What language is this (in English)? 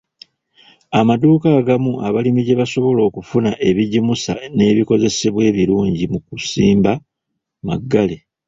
Ganda